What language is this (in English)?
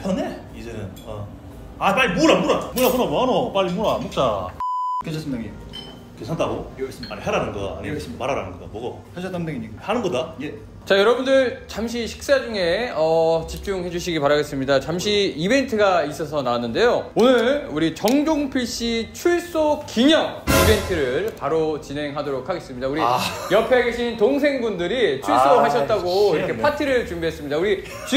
Korean